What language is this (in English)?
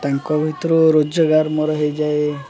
Odia